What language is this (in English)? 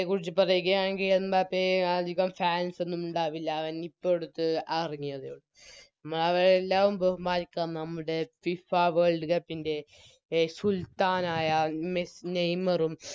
Malayalam